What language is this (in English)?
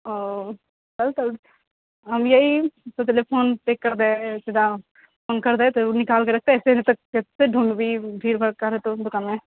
Maithili